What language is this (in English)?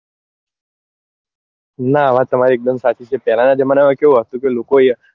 Gujarati